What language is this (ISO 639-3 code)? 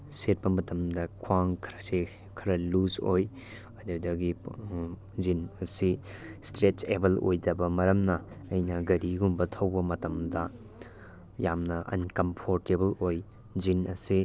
mni